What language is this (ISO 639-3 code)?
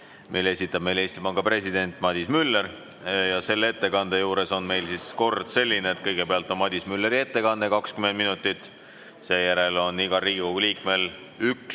est